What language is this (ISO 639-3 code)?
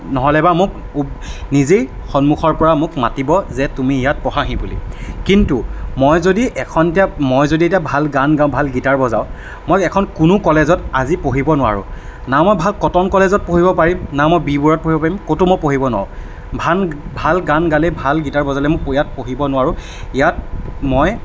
asm